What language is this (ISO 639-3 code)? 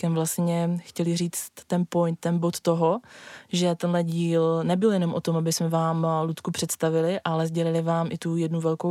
ces